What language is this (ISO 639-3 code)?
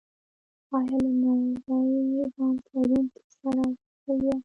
pus